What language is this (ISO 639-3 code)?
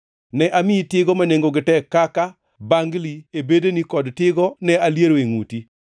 luo